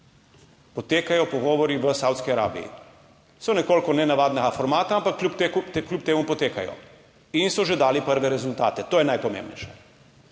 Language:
Slovenian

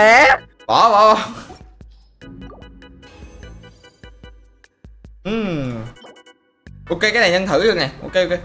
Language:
Vietnamese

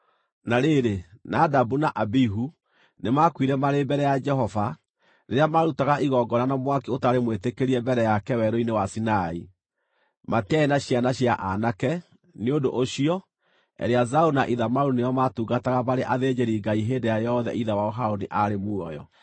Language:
Kikuyu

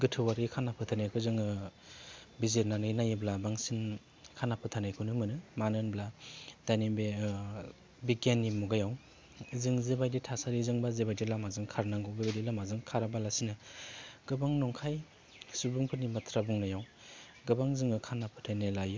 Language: Bodo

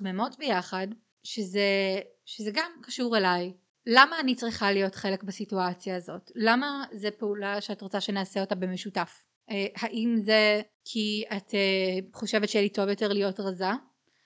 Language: Hebrew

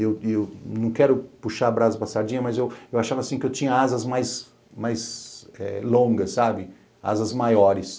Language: Portuguese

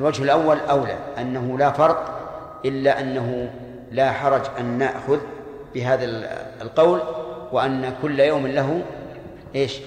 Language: Arabic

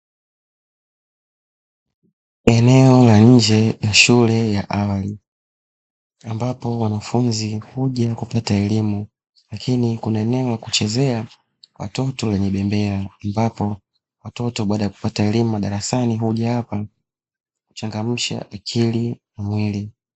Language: Swahili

